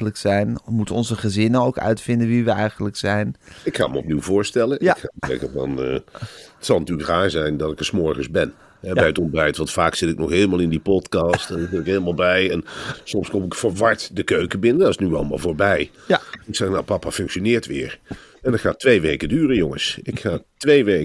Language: Dutch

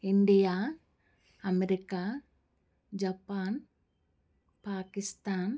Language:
Telugu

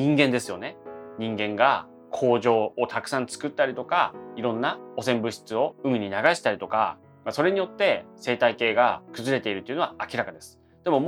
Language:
Japanese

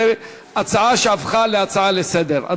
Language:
Hebrew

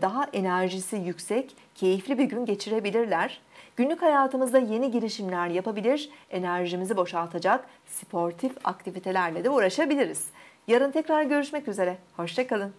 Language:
Turkish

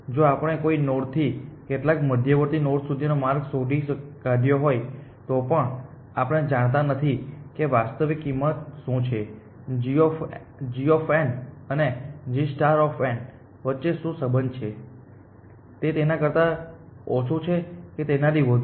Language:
Gujarati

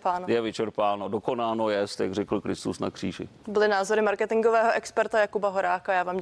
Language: Czech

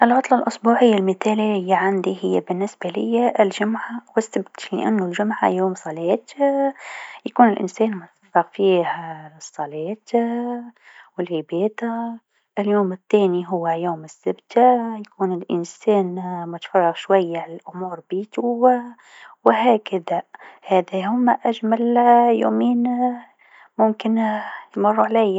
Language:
Tunisian Arabic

